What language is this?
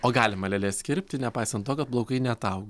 Lithuanian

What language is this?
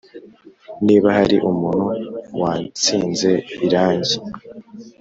Kinyarwanda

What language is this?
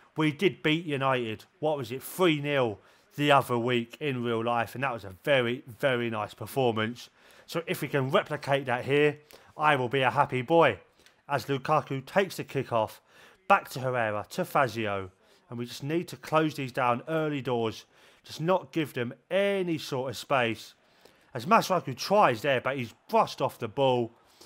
English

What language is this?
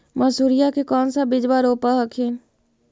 Magahi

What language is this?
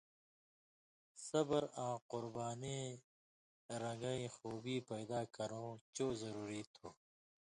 Indus Kohistani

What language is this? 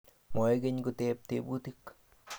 Kalenjin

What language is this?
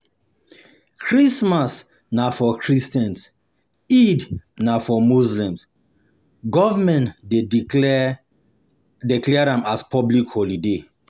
Nigerian Pidgin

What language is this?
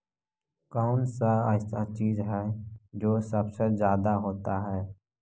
Magahi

